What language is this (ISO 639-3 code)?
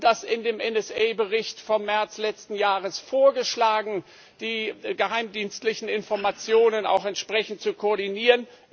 deu